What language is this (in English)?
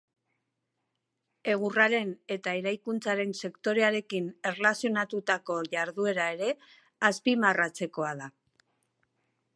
Basque